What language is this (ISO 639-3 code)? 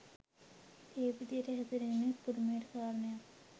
sin